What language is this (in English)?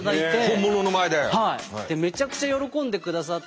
Japanese